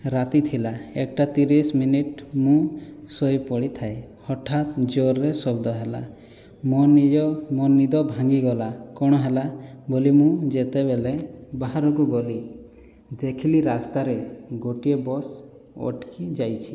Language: Odia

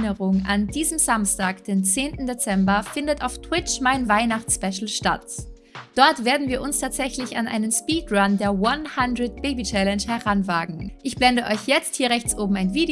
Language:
German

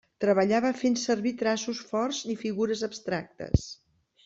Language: Catalan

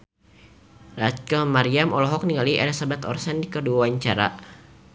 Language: Sundanese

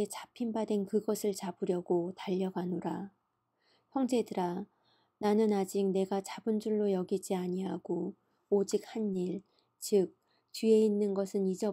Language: Korean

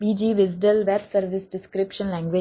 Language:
Gujarati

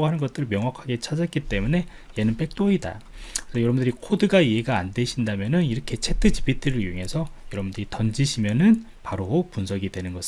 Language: Korean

